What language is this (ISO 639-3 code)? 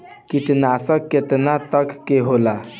bho